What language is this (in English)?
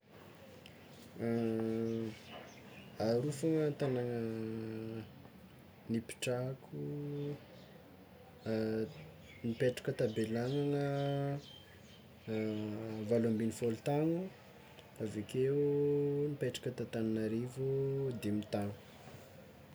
Tsimihety Malagasy